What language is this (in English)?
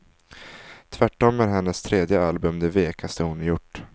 Swedish